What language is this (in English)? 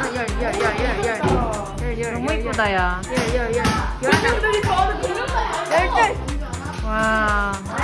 Korean